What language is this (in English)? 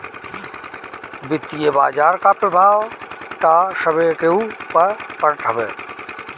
Bhojpuri